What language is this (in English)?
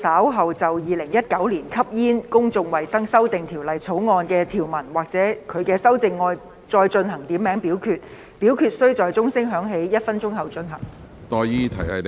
Cantonese